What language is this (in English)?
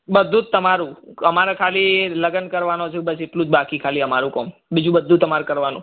Gujarati